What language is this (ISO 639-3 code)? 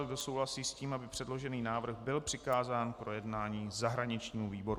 ces